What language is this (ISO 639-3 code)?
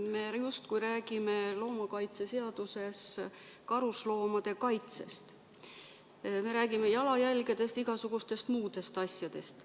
est